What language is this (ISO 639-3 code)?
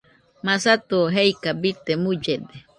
hux